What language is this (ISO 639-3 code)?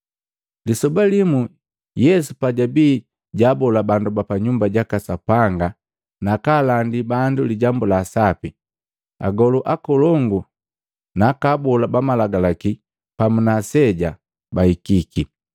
mgv